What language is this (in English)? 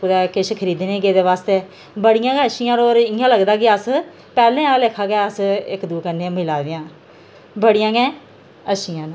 Dogri